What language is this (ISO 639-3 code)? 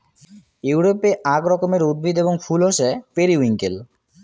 ben